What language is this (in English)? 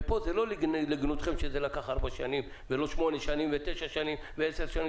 Hebrew